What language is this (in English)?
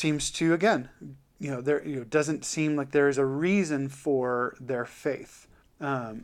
English